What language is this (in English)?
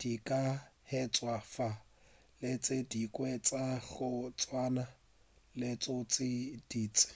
Northern Sotho